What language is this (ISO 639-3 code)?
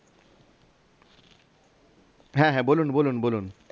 ben